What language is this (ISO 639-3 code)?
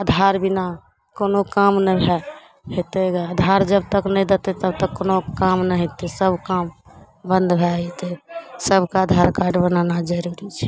mai